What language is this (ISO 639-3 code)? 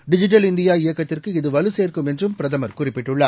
tam